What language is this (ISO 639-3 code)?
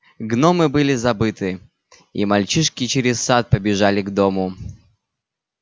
rus